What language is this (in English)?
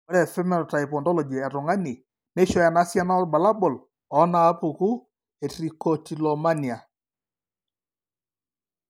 Masai